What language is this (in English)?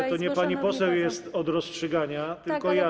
Polish